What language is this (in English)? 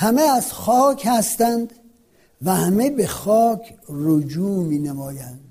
Persian